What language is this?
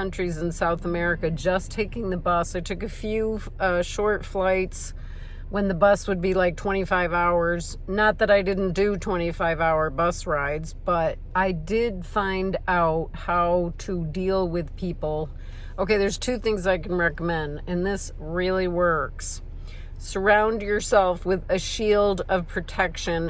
English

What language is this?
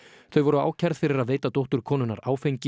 Icelandic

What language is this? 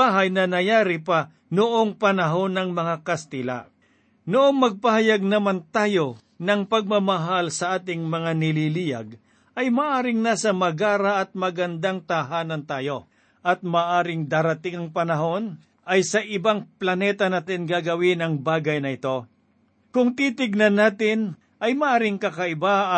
Filipino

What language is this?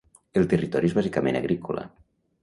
Catalan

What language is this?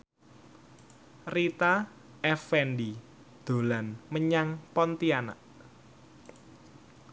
Javanese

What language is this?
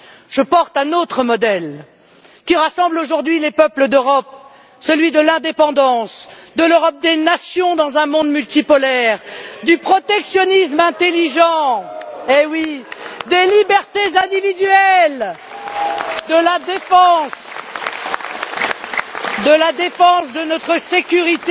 French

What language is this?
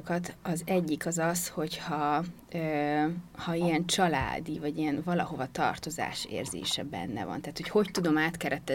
Hungarian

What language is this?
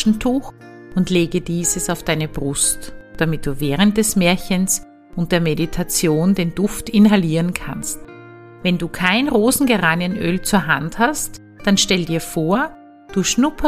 German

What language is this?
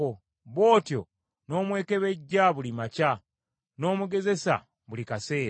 Ganda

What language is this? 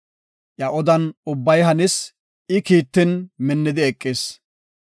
Gofa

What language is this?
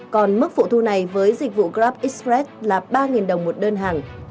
Vietnamese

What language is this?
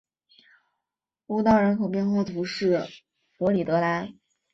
Chinese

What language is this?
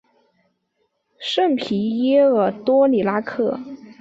Chinese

